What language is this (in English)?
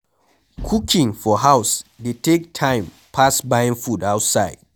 Nigerian Pidgin